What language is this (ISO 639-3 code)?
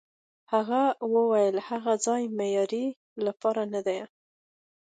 pus